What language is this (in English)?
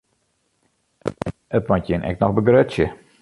Western Frisian